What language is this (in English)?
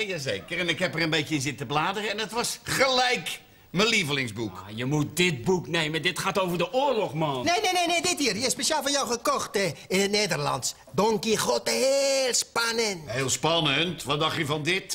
Dutch